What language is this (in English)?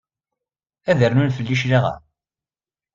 Kabyle